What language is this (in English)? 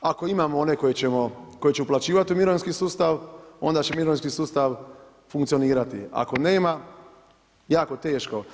Croatian